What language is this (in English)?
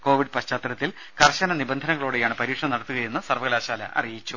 Malayalam